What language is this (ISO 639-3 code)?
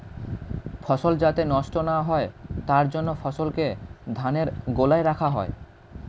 ben